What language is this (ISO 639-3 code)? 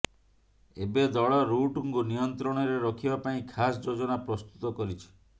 ori